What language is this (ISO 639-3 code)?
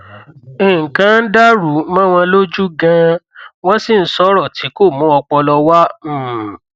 yor